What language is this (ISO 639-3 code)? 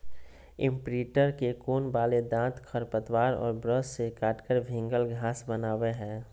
mag